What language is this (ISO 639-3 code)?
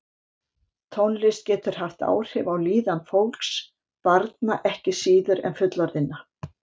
isl